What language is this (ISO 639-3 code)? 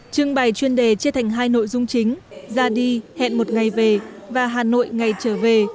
vie